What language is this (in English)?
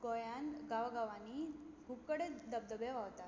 Konkani